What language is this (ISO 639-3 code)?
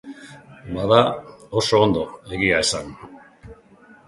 eus